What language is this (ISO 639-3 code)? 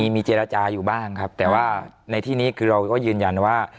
tha